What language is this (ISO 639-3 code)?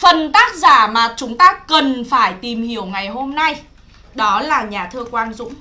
vie